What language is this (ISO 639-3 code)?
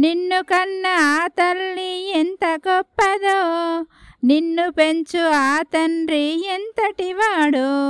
tel